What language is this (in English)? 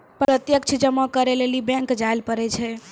Maithili